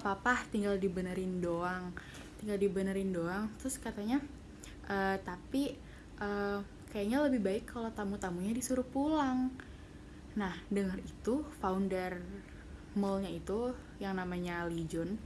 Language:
Indonesian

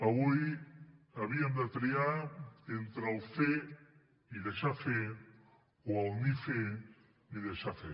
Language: Catalan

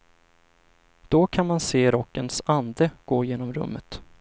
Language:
Swedish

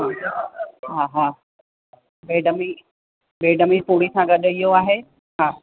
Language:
Sindhi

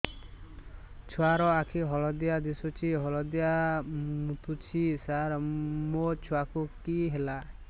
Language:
Odia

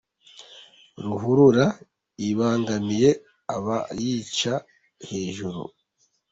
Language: Kinyarwanda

